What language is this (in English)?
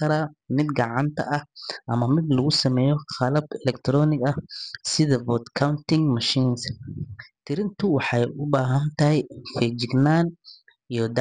Somali